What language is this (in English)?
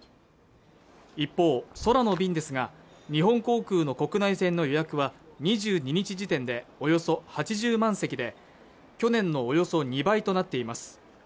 Japanese